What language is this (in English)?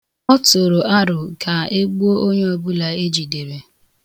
Igbo